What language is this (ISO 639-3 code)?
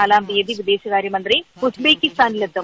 mal